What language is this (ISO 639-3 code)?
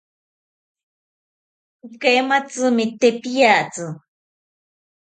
cpy